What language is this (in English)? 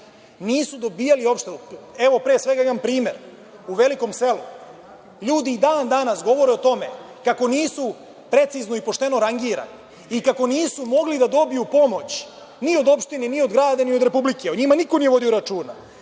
Serbian